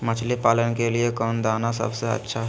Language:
Magahi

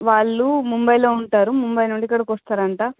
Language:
Telugu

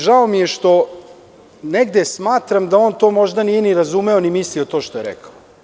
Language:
Serbian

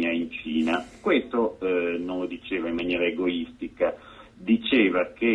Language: Italian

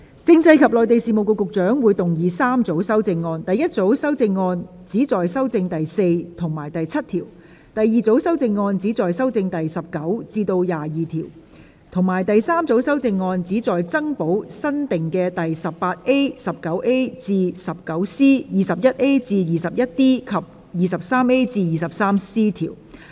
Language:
Cantonese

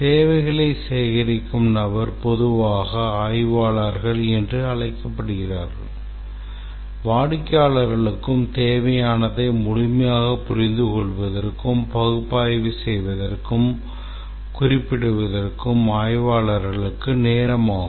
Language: Tamil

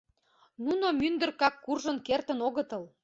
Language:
Mari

